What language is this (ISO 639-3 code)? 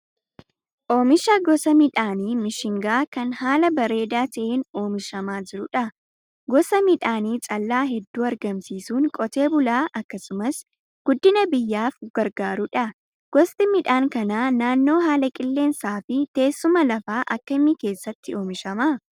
orm